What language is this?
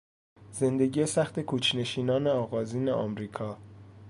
Persian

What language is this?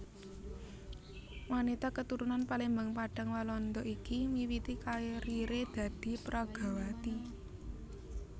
Javanese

